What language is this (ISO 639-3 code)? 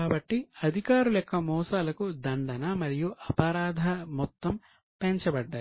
tel